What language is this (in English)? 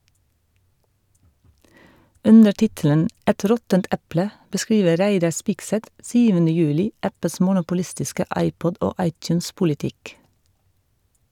Norwegian